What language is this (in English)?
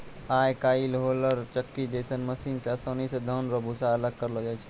Maithili